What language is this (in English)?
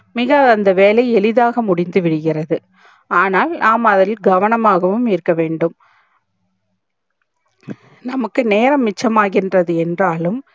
Tamil